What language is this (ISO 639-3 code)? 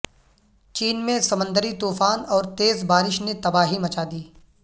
urd